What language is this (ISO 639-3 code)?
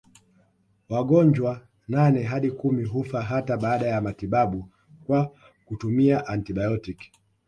swa